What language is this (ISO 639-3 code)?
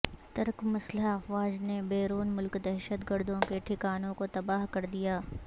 urd